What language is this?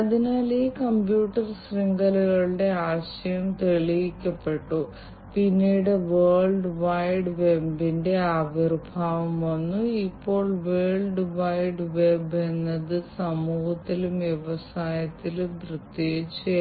Malayalam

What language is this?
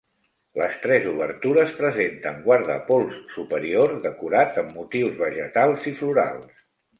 Catalan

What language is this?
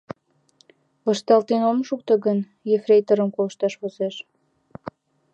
Mari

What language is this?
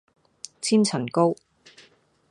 Cantonese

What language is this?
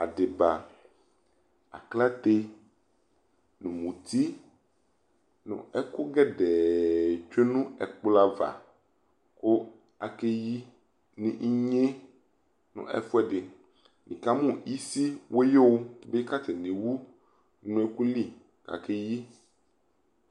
Ikposo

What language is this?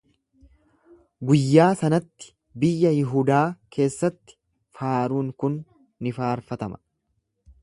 Oromo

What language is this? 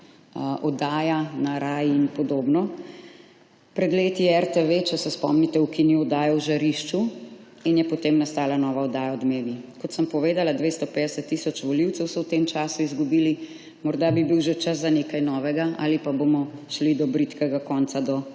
Slovenian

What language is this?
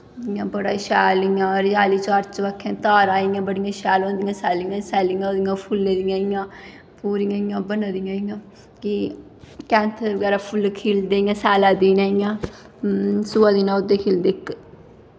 Dogri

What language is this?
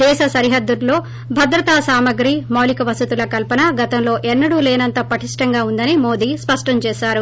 Telugu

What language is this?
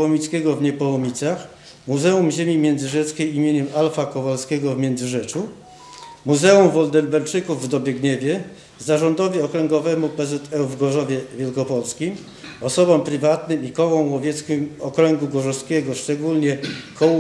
Polish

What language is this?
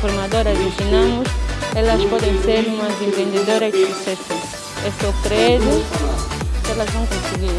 Portuguese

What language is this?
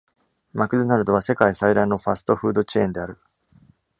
Japanese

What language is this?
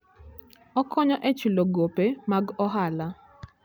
Luo (Kenya and Tanzania)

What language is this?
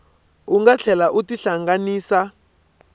Tsonga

